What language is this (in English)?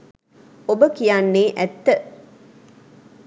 Sinhala